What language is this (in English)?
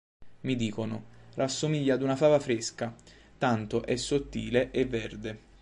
Italian